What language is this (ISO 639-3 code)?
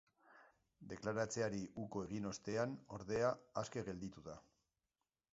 eus